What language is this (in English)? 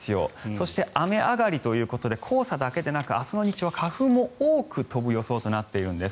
Japanese